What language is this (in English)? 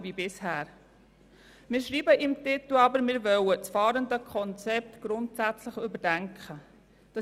Swiss German